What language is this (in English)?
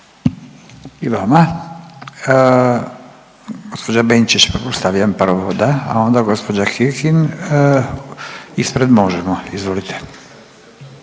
Croatian